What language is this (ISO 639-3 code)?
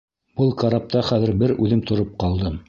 bak